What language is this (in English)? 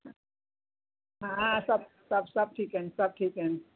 Sindhi